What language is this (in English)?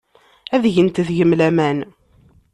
Kabyle